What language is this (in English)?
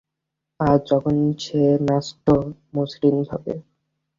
Bangla